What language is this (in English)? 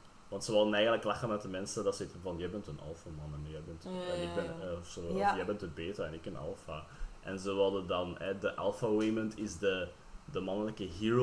Dutch